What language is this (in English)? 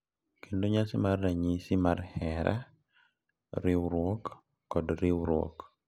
Luo (Kenya and Tanzania)